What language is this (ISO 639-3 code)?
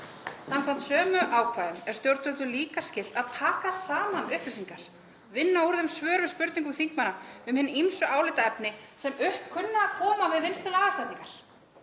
isl